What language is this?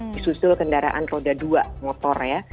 Indonesian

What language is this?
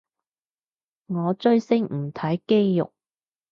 Cantonese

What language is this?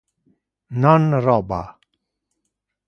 Interlingua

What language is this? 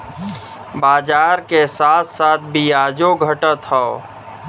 Bhojpuri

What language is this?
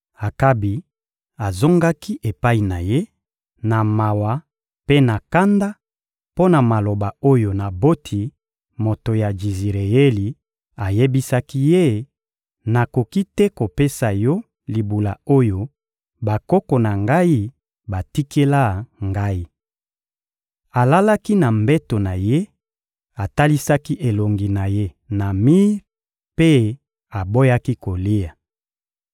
Lingala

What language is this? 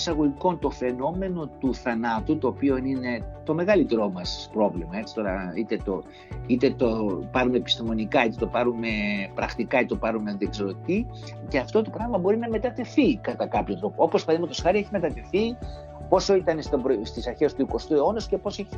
Greek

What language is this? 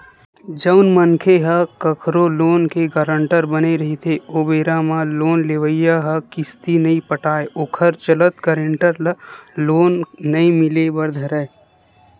Chhattisgarhi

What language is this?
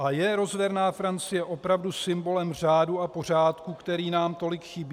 Czech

